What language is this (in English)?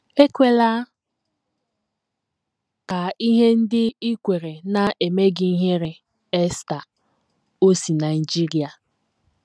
Igbo